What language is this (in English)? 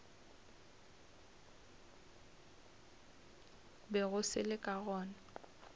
Northern Sotho